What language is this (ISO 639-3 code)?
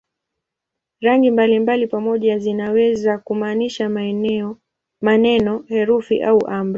swa